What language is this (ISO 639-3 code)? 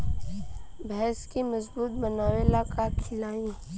bho